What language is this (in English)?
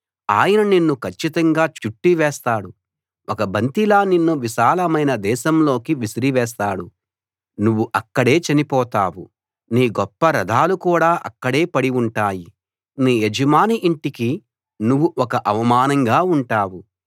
Telugu